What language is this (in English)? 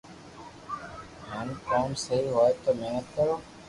Loarki